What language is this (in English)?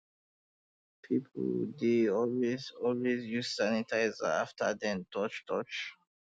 Nigerian Pidgin